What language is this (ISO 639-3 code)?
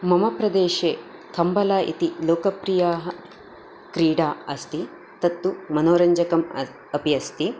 san